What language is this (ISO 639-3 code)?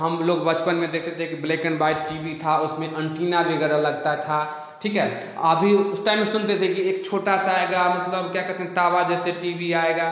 hin